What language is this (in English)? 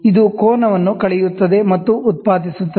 Kannada